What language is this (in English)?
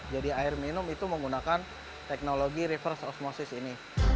Indonesian